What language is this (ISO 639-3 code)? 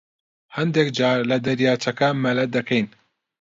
ckb